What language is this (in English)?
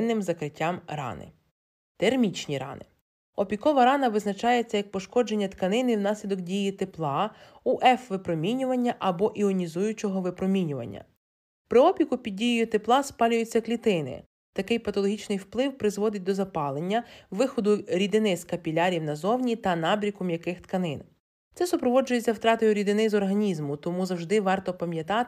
Ukrainian